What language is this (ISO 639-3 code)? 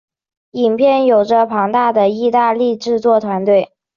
zho